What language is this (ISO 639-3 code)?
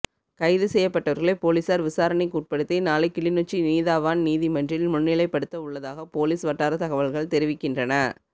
tam